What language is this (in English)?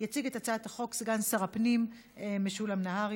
Hebrew